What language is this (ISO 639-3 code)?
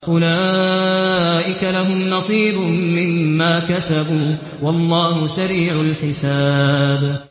ara